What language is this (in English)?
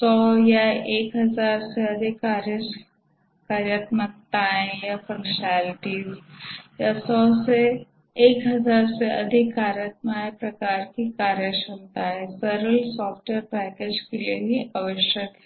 Hindi